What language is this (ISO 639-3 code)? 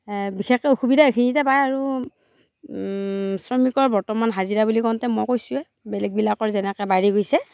asm